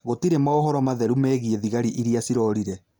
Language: Kikuyu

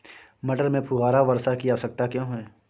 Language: Hindi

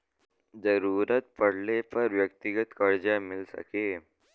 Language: Bhojpuri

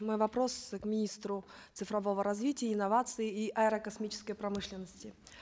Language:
Kazakh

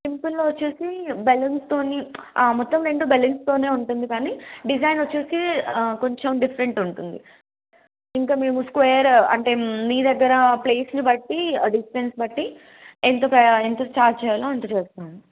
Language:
Telugu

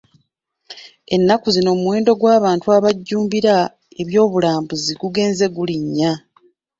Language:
Ganda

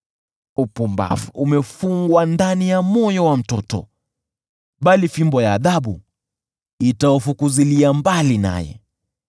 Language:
Swahili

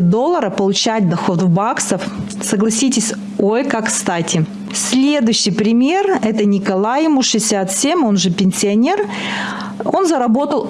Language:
Russian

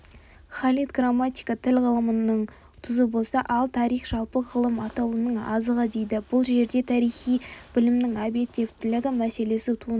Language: Kazakh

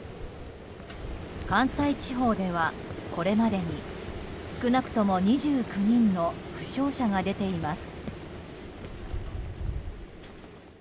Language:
Japanese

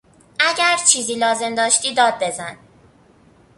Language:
Persian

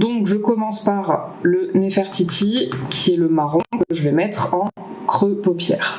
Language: French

